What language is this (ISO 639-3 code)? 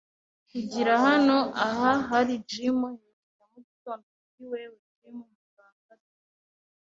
kin